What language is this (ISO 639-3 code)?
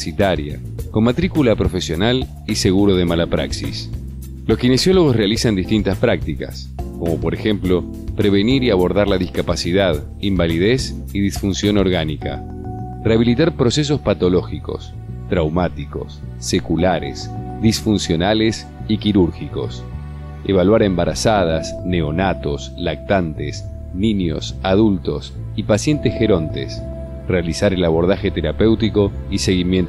spa